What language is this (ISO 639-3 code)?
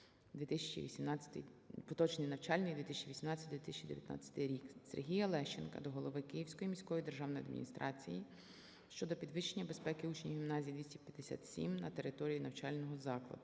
ukr